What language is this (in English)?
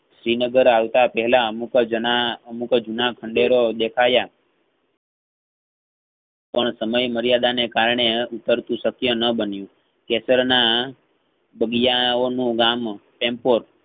Gujarati